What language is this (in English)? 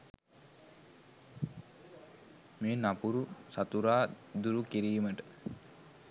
Sinhala